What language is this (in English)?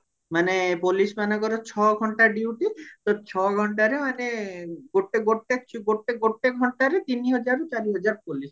Odia